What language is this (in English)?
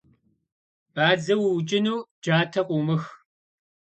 Kabardian